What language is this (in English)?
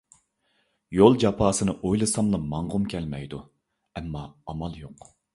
Uyghur